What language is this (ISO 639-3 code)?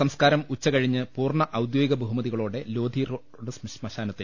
mal